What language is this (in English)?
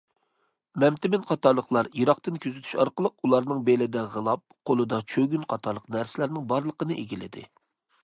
Uyghur